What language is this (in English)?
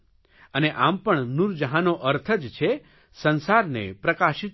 Gujarati